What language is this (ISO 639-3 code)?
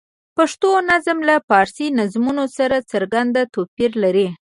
pus